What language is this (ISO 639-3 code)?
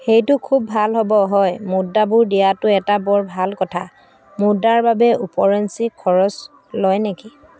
asm